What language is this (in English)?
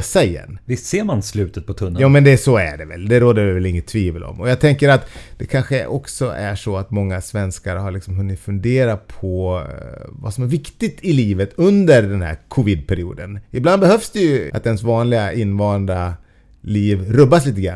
Swedish